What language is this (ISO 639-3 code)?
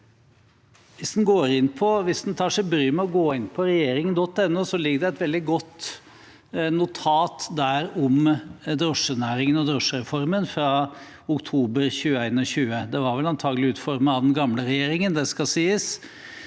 nor